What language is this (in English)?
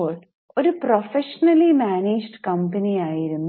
Malayalam